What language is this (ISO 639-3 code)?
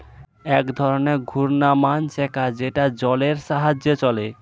ben